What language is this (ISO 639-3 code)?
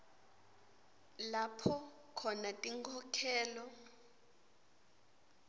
ssw